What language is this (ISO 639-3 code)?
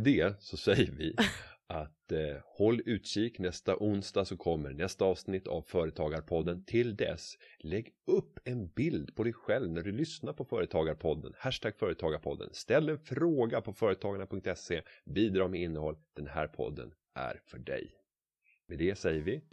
swe